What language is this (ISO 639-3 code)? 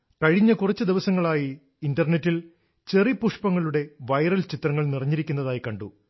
mal